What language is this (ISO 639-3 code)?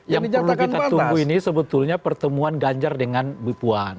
ind